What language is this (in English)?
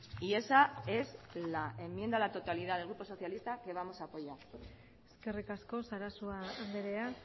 Spanish